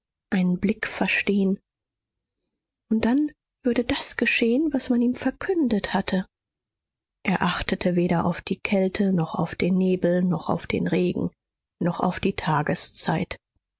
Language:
German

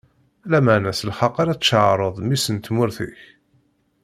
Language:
Kabyle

